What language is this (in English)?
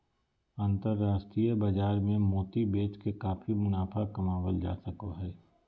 Magahi